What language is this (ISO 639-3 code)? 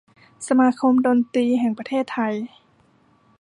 tha